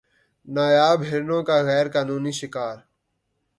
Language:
Urdu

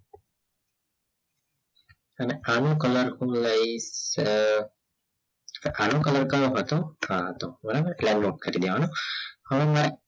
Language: Gujarati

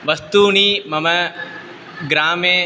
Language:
Sanskrit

